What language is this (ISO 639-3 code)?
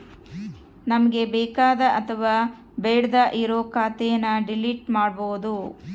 kan